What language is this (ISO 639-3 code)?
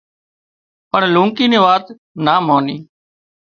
kxp